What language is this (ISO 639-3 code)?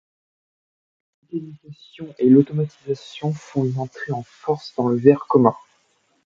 fra